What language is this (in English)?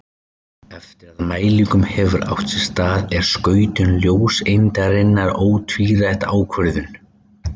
Icelandic